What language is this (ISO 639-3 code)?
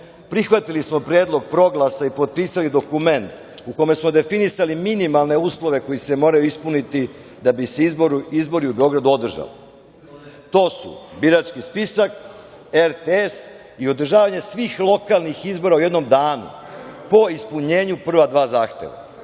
srp